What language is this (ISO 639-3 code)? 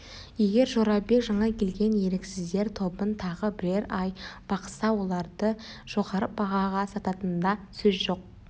kaz